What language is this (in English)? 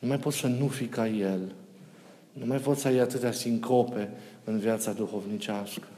Romanian